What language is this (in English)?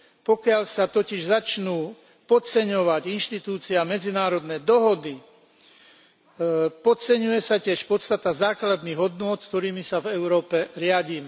Slovak